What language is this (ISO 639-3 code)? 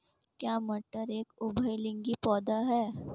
hin